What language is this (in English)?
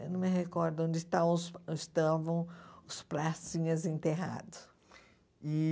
Portuguese